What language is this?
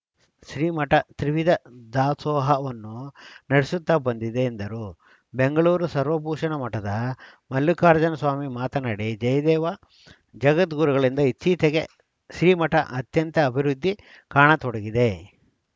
Kannada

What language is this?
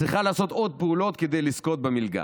Hebrew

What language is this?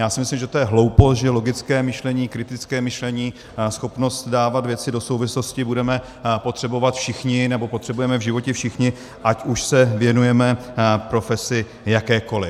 Czech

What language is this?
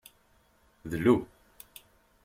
Kabyle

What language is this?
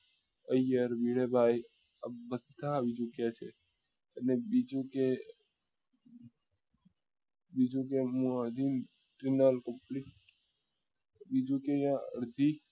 Gujarati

